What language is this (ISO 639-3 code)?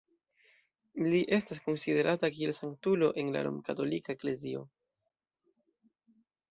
epo